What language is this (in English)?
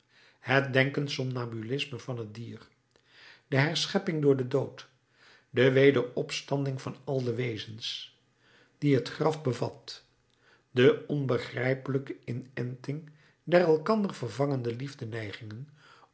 Dutch